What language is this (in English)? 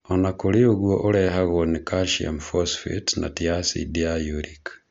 Kikuyu